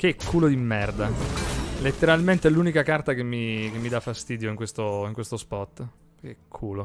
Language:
Italian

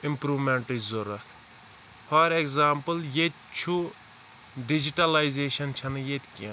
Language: Kashmiri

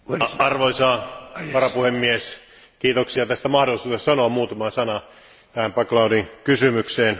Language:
Finnish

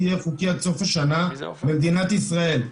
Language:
Hebrew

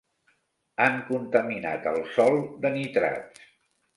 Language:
Catalan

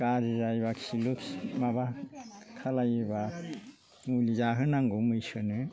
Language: Bodo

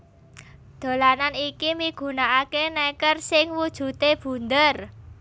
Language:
Javanese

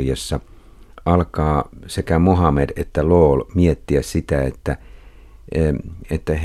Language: Finnish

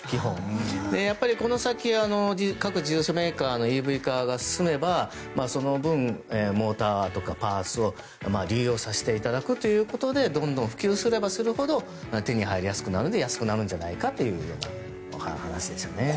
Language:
Japanese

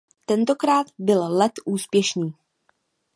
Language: Czech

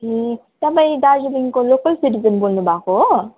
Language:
Nepali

